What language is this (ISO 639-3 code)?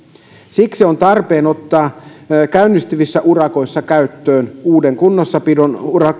fin